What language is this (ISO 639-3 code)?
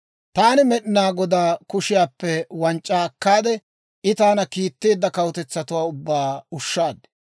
dwr